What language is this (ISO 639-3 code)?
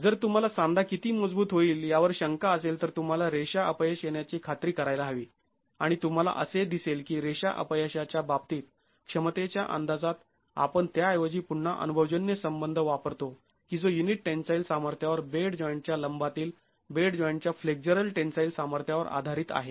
mar